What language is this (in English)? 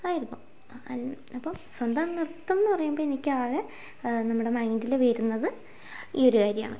Malayalam